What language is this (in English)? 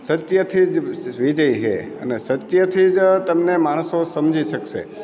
Gujarati